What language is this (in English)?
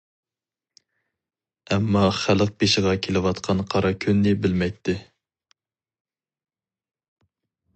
Uyghur